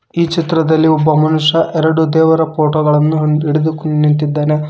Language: Kannada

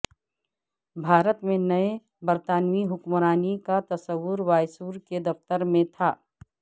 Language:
Urdu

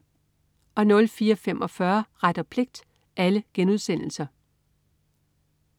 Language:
Danish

